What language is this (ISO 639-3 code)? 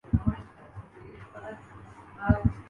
urd